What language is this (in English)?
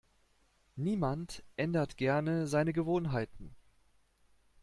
German